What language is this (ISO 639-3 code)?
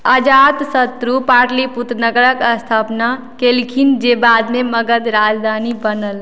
mai